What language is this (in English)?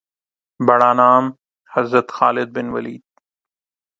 Urdu